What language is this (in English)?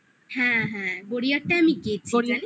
Bangla